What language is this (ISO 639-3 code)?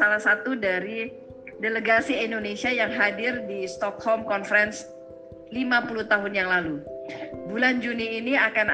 ind